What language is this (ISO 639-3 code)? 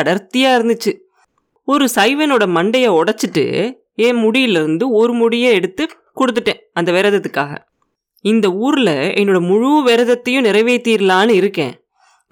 tam